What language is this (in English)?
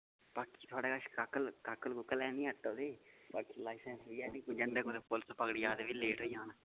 Dogri